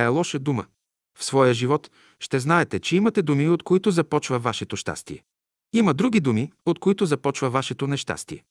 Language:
Bulgarian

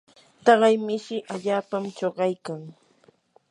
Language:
Yanahuanca Pasco Quechua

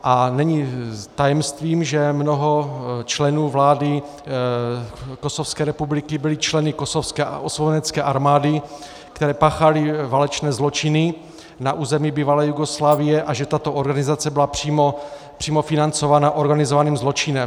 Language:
Czech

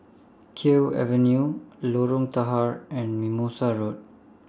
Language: English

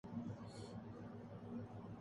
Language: Urdu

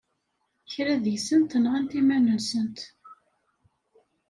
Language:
Kabyle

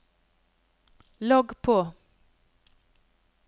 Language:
Norwegian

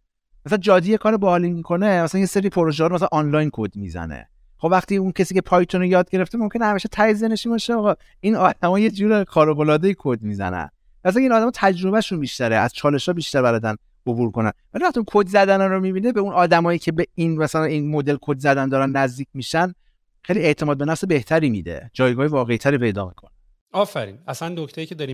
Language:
Persian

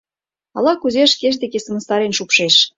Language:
Mari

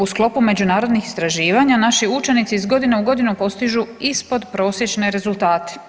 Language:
Croatian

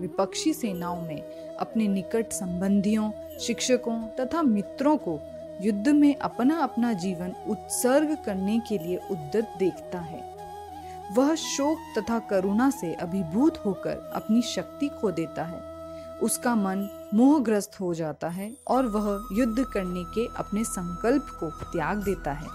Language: Hindi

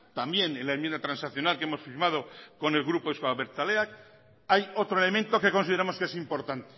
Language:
Spanish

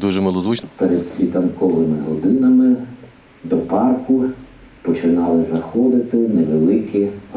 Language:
Ukrainian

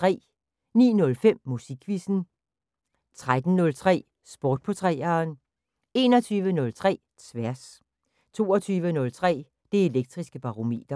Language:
Danish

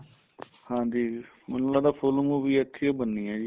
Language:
Punjabi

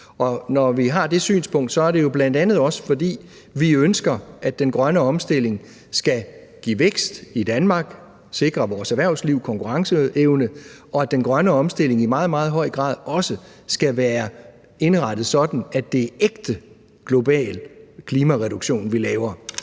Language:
Danish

